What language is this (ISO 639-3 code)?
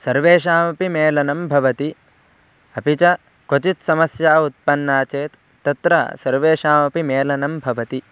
san